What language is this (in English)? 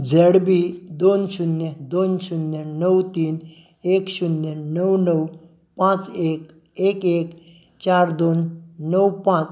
Konkani